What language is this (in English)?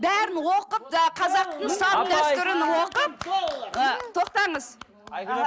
Kazakh